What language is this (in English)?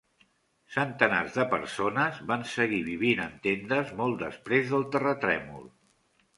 Catalan